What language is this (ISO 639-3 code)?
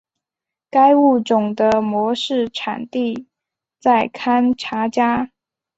zho